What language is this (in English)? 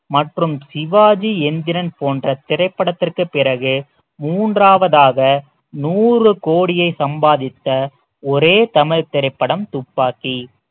Tamil